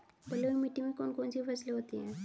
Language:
Hindi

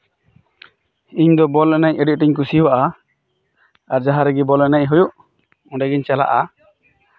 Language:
Santali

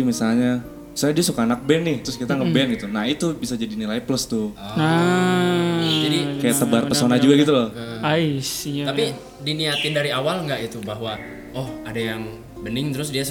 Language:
Indonesian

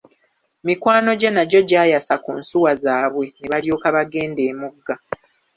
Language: Ganda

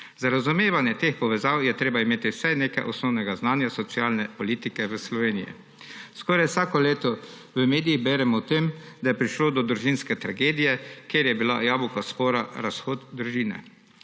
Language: Slovenian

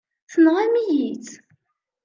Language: Kabyle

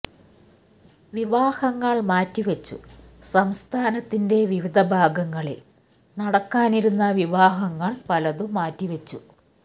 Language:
Malayalam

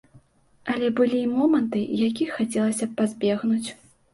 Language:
Belarusian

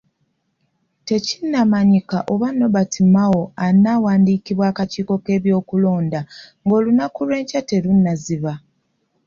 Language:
Ganda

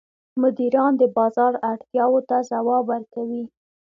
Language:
Pashto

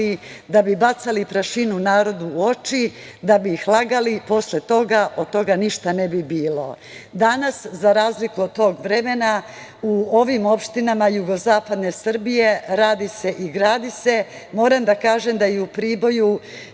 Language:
Serbian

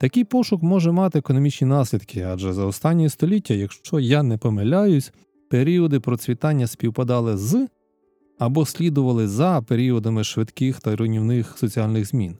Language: Ukrainian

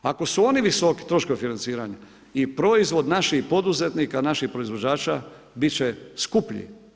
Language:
Croatian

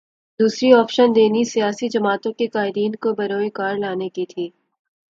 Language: Urdu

